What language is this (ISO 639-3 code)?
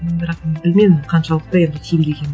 kaz